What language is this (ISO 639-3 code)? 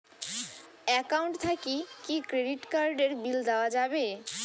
ben